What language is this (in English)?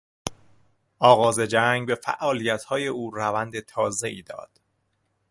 Persian